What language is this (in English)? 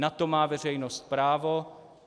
Czech